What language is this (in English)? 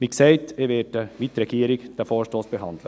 Swiss German